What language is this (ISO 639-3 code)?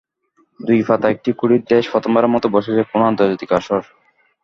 ben